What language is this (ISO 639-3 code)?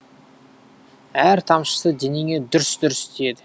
kaz